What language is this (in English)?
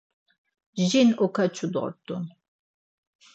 Laz